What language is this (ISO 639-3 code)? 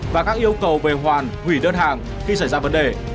vie